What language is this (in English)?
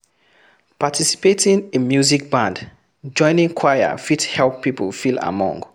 Nigerian Pidgin